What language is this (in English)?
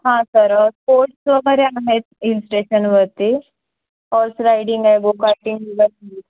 Marathi